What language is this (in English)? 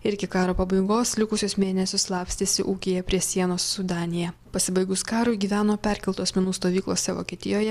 Lithuanian